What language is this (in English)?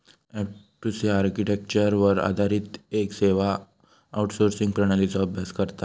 Marathi